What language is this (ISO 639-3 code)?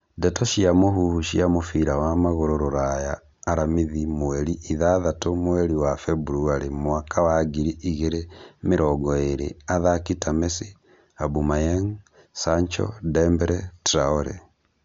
kik